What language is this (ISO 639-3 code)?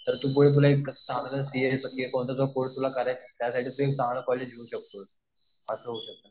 mar